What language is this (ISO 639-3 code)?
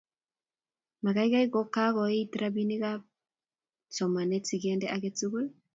kln